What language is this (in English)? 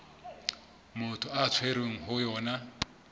Southern Sotho